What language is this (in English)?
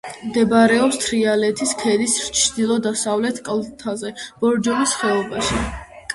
Georgian